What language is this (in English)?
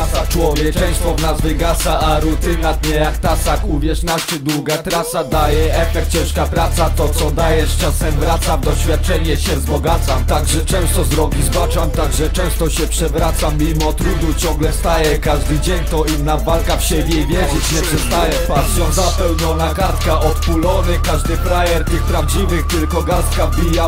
Polish